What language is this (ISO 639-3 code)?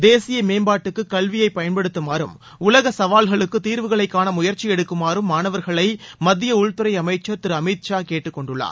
tam